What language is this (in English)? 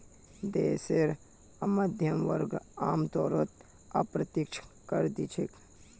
Magahi